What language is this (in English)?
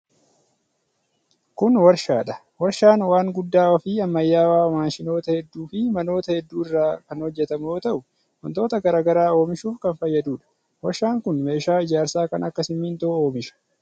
Oromo